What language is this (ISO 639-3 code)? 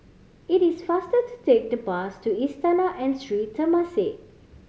eng